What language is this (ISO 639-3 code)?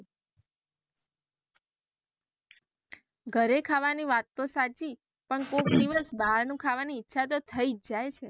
guj